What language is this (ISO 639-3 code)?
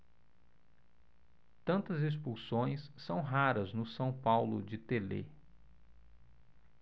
por